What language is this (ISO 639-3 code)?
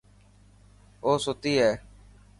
mki